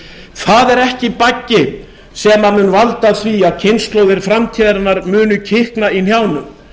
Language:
Icelandic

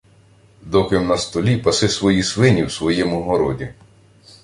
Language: Ukrainian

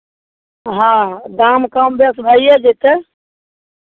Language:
Maithili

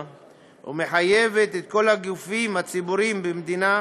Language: Hebrew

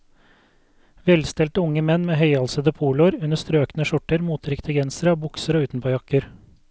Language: Norwegian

